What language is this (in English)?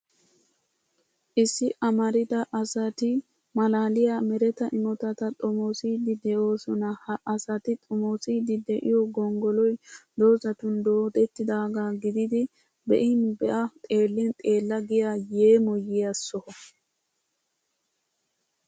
Wolaytta